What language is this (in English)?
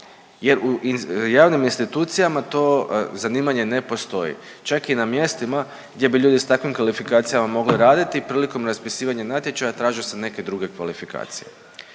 Croatian